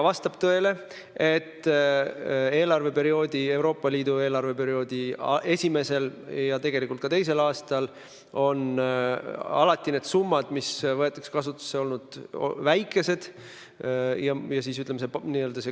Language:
Estonian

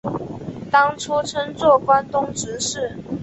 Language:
Chinese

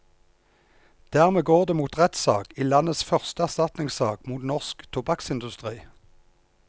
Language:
Norwegian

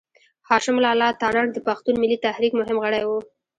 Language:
Pashto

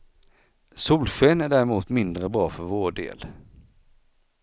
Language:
Swedish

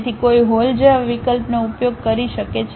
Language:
Gujarati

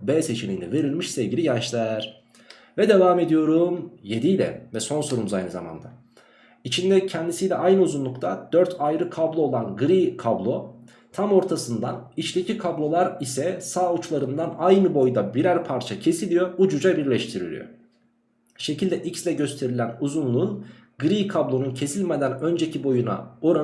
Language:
Turkish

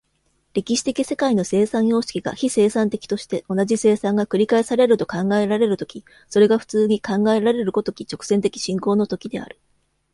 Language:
Japanese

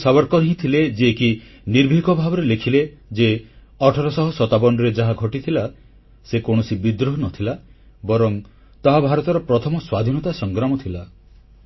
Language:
Odia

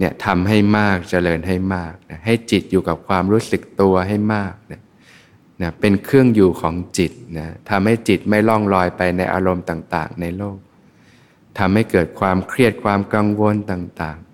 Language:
Thai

